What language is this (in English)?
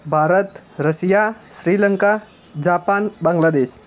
Gujarati